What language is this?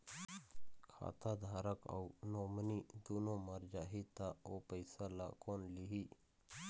Chhattisgarhi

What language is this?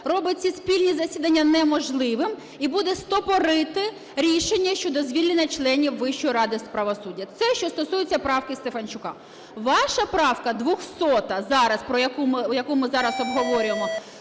Ukrainian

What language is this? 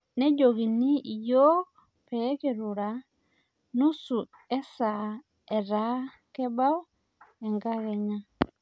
Masai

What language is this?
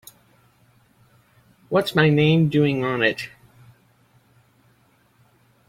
English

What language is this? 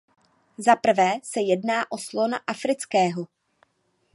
Czech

